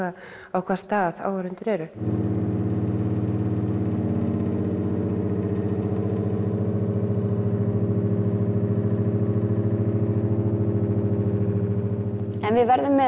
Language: Icelandic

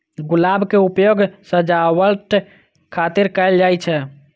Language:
Maithili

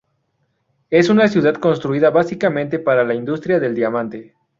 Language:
Spanish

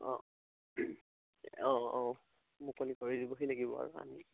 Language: Assamese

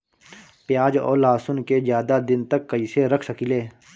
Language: Bhojpuri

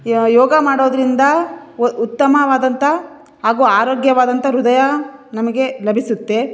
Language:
Kannada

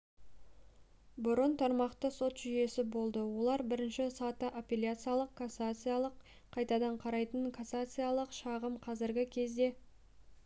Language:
Kazakh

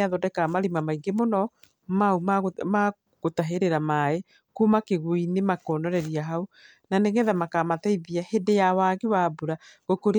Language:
Kikuyu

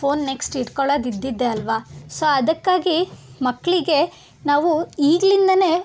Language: Kannada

